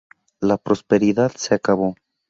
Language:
Spanish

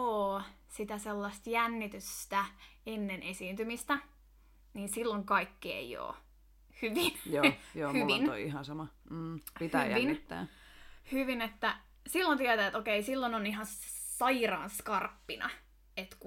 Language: Finnish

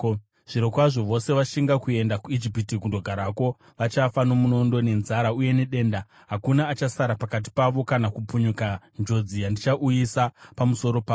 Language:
Shona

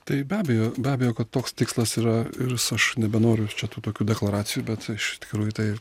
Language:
Lithuanian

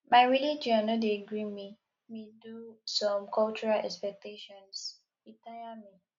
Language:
Nigerian Pidgin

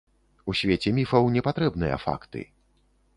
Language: Belarusian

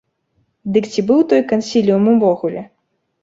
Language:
Belarusian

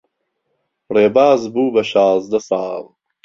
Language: Central Kurdish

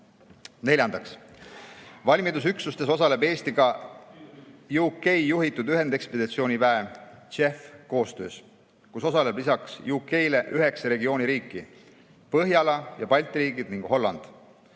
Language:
Estonian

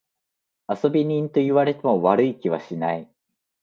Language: Japanese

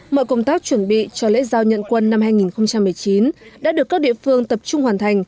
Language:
Vietnamese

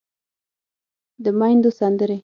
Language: Pashto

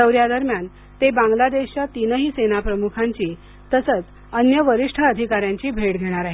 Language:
Marathi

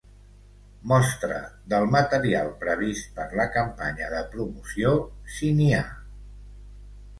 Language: Catalan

